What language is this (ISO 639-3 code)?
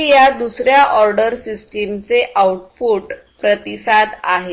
mar